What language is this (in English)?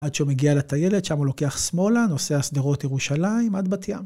Hebrew